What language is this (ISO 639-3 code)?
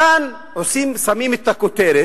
heb